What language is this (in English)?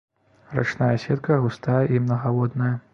Belarusian